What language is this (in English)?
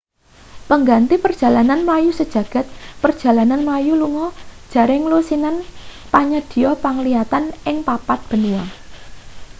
Javanese